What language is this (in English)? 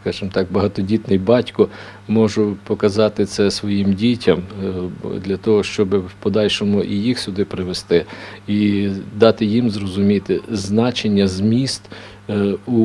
Ukrainian